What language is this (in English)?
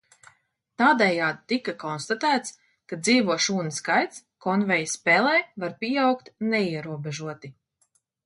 Latvian